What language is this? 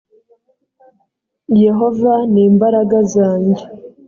Kinyarwanda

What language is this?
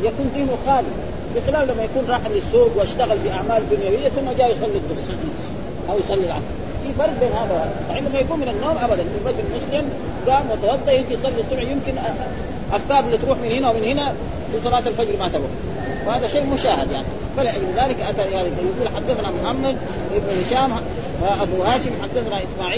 Arabic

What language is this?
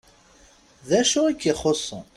Kabyle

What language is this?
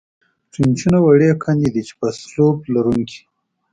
Pashto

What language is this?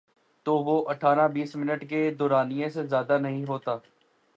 Urdu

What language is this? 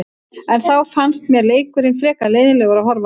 Icelandic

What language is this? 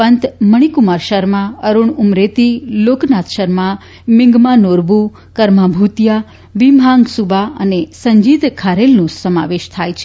Gujarati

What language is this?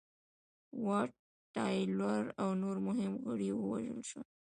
Pashto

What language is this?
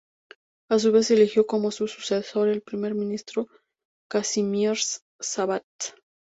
Spanish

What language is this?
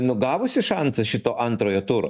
Lithuanian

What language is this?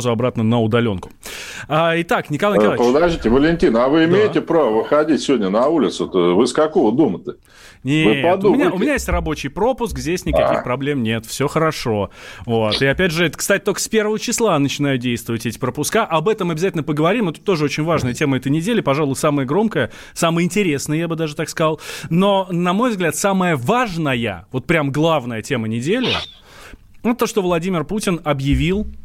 Russian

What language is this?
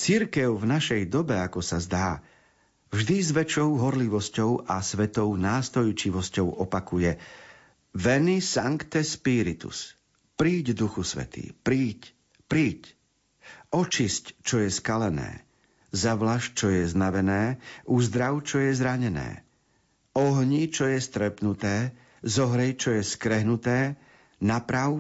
Slovak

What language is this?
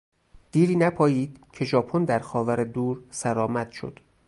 Persian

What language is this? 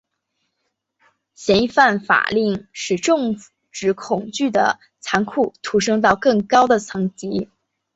Chinese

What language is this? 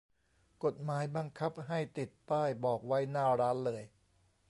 Thai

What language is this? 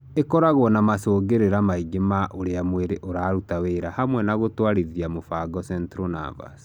Kikuyu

